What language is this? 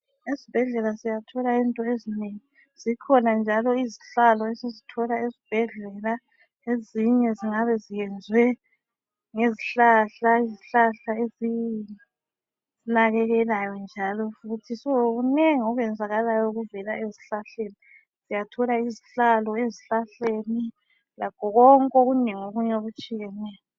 North Ndebele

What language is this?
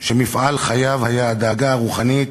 Hebrew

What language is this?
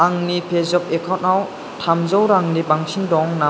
Bodo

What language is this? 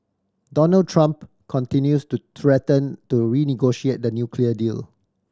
English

